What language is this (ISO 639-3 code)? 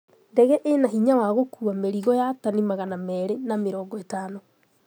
kik